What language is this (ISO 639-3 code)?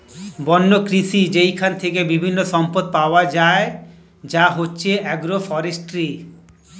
ben